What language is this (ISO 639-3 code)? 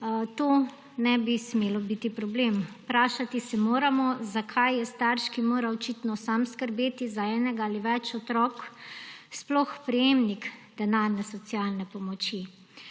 slv